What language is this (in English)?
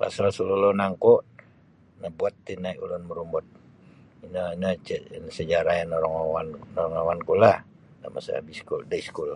Sabah Bisaya